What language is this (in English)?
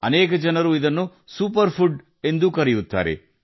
Kannada